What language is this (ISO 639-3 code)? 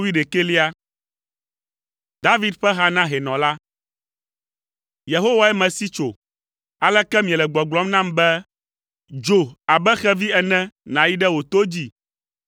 ewe